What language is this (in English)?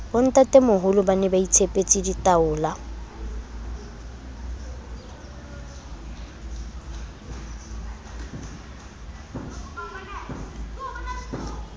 Southern Sotho